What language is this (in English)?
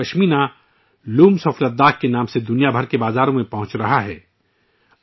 Urdu